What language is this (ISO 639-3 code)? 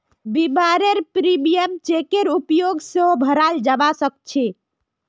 mag